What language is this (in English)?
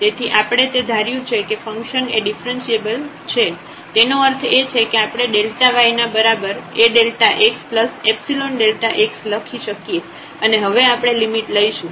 Gujarati